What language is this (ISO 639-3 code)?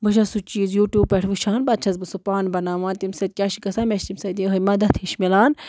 kas